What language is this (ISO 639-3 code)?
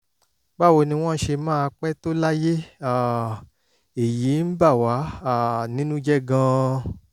yor